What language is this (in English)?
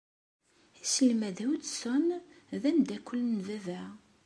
Kabyle